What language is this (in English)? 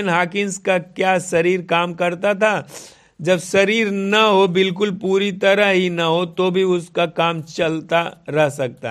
Hindi